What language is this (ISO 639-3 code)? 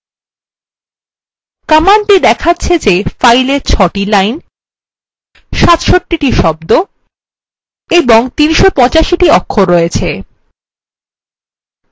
ben